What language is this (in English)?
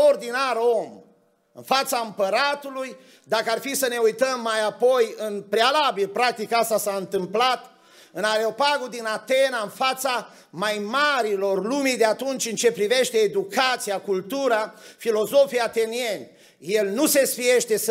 Romanian